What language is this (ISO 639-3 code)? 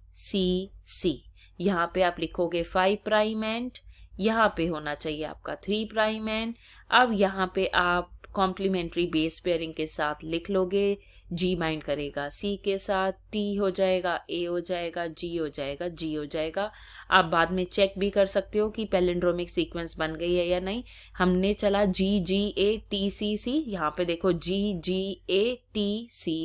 hin